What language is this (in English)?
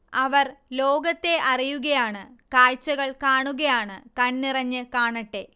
Malayalam